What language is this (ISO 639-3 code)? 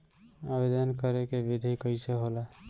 bho